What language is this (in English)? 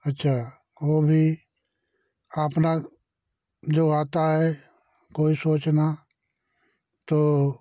Hindi